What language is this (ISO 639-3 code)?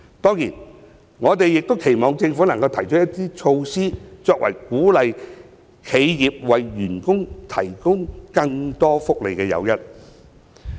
yue